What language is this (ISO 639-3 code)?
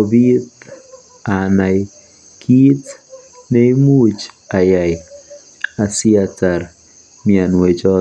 kln